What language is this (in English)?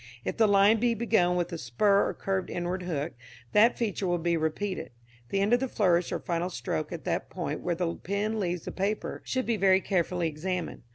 English